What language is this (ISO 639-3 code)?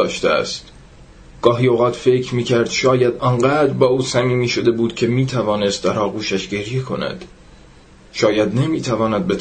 fas